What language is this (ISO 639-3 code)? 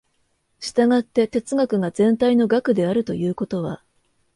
jpn